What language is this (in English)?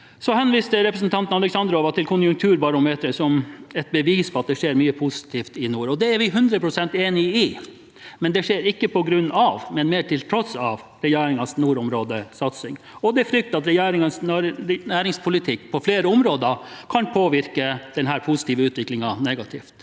Norwegian